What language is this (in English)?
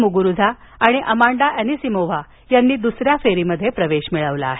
Marathi